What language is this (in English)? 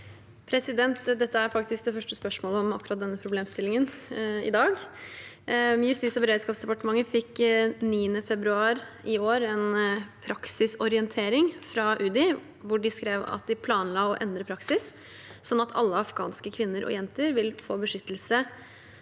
Norwegian